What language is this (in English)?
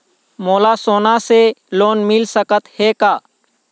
Chhattisgarhi